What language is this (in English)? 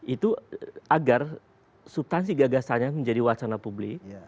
Indonesian